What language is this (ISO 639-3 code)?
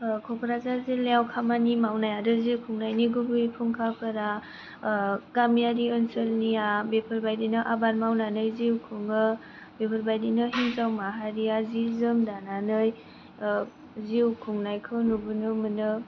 brx